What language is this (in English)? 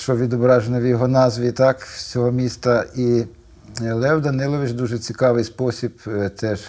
Ukrainian